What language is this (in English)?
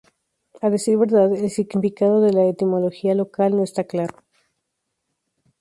Spanish